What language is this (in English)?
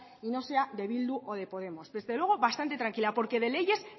Spanish